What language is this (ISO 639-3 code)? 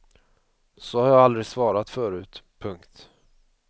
swe